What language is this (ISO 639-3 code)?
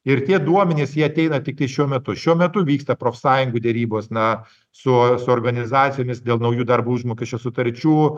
lit